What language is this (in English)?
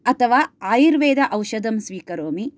Sanskrit